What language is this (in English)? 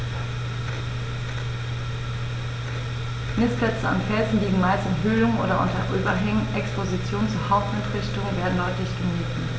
German